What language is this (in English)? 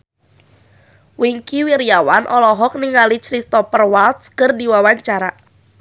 Sundanese